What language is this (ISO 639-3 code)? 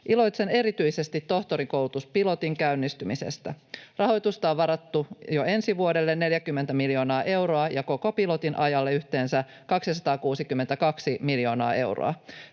fin